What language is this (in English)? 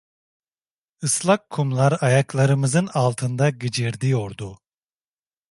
Turkish